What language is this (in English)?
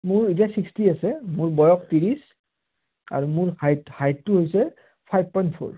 Assamese